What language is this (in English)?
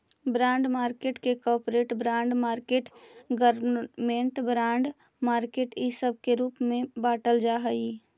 Magahi